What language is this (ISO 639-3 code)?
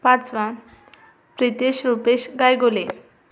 mar